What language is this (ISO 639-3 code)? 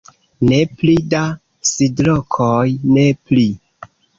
epo